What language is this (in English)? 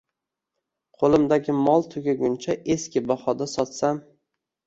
Uzbek